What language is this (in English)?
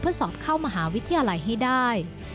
Thai